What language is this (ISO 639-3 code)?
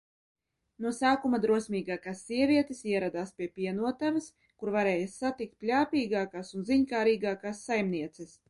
lav